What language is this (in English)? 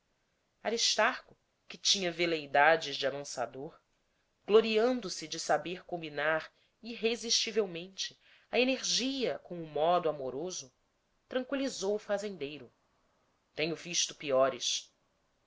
Portuguese